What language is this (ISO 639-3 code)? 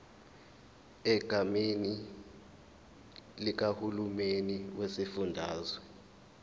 zul